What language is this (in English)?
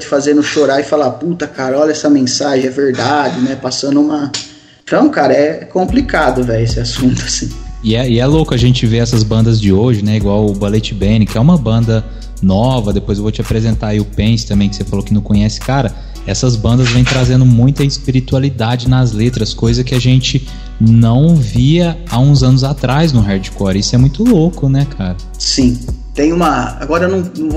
Portuguese